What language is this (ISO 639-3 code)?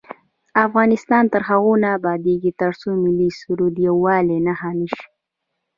pus